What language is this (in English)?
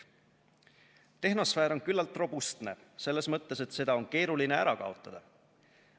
Estonian